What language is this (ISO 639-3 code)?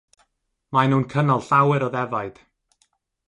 cym